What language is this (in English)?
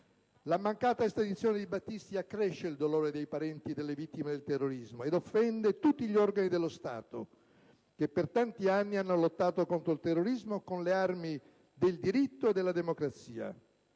Italian